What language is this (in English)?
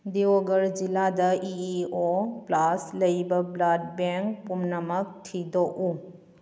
Manipuri